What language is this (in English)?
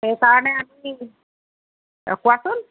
Assamese